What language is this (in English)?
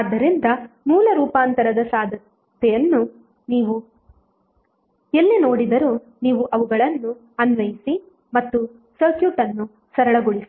Kannada